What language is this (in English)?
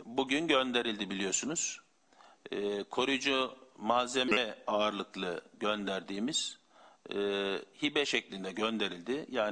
Turkish